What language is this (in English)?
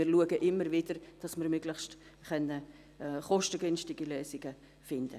Swiss German